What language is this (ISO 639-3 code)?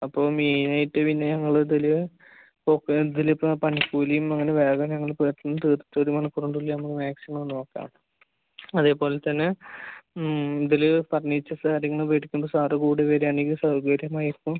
mal